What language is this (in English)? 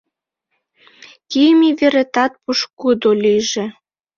Mari